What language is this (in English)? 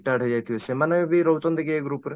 Odia